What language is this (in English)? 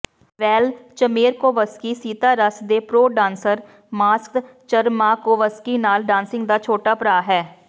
Punjabi